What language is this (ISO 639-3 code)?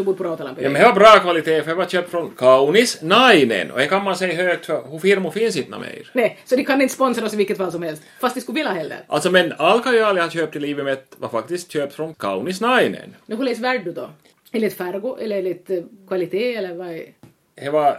swe